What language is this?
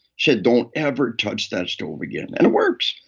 English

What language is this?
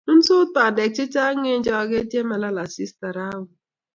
Kalenjin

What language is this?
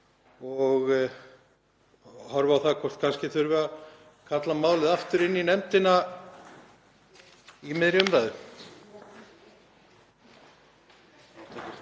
Icelandic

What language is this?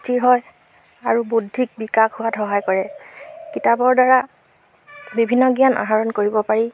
Assamese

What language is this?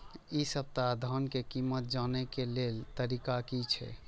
Maithili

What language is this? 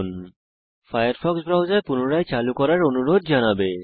Bangla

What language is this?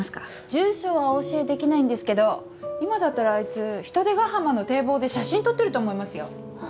Japanese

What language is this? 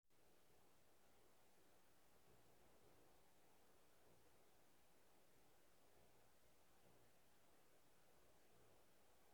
Nigerian Pidgin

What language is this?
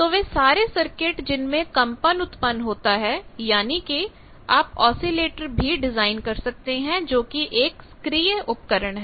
Hindi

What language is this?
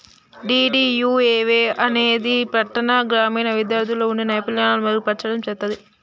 Telugu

